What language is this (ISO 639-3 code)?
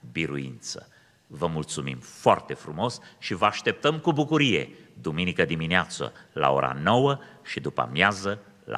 ron